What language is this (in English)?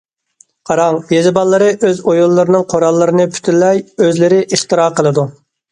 Uyghur